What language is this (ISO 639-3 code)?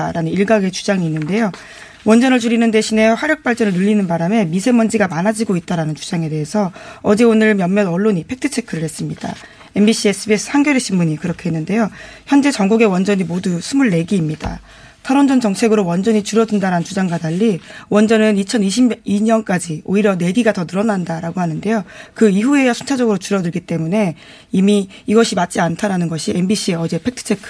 kor